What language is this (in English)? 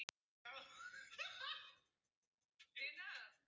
Icelandic